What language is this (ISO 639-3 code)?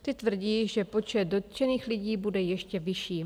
ces